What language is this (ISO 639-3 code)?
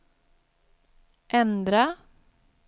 swe